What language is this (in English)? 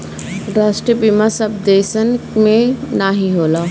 Bhojpuri